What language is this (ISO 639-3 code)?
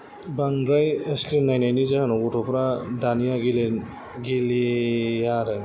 brx